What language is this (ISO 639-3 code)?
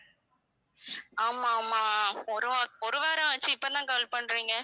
tam